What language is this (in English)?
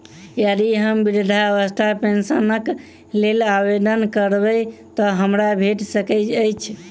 Maithili